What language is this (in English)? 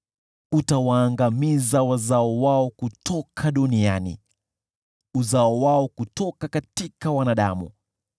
Swahili